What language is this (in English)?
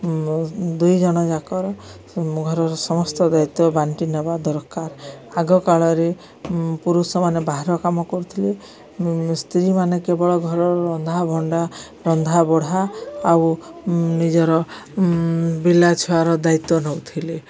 Odia